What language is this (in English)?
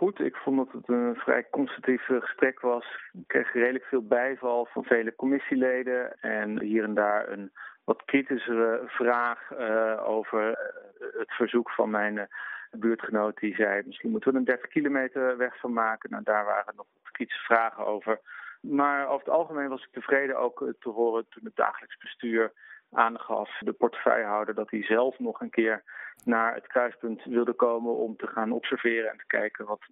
Dutch